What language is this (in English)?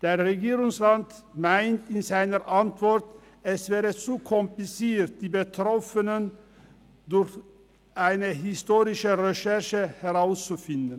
Swiss German